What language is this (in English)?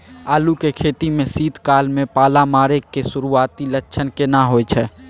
Maithili